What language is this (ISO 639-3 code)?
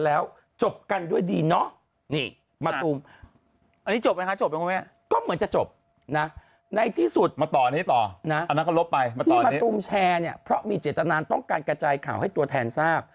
tha